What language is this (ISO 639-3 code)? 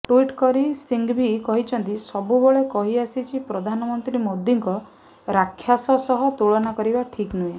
ori